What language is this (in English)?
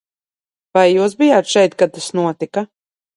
Latvian